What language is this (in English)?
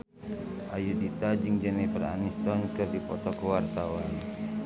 Sundanese